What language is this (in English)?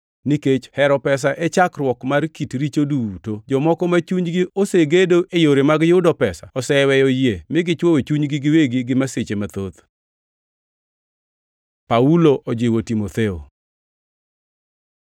Luo (Kenya and Tanzania)